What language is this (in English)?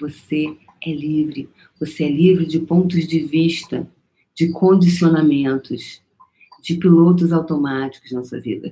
Portuguese